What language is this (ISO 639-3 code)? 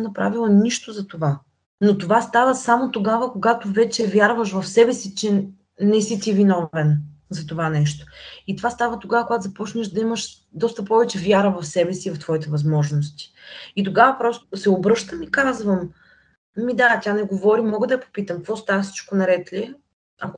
bul